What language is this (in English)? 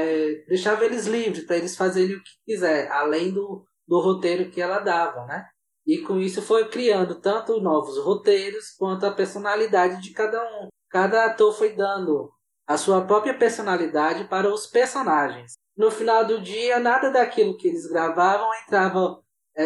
Portuguese